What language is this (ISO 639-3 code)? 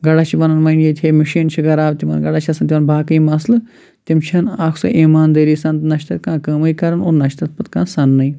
kas